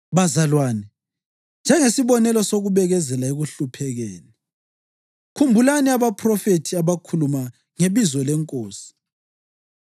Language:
North Ndebele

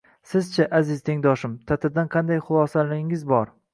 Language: Uzbek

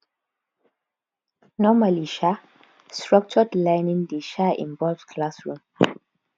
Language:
Nigerian Pidgin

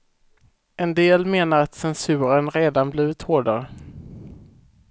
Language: Swedish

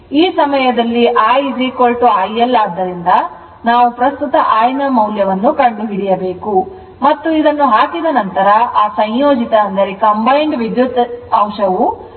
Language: Kannada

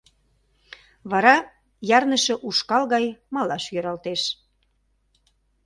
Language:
Mari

